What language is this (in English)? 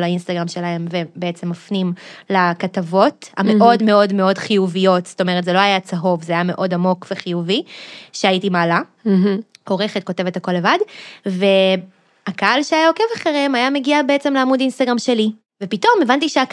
Hebrew